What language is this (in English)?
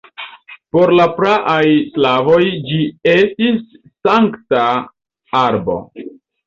Esperanto